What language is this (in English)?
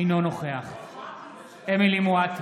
Hebrew